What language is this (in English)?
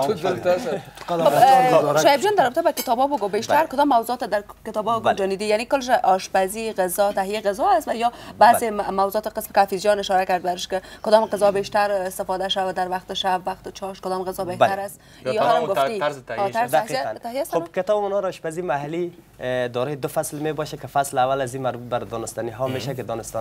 Persian